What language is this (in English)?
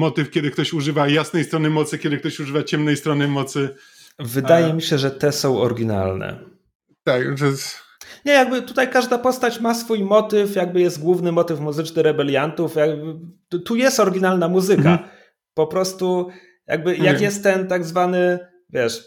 Polish